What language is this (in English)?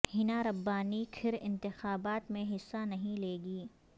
Urdu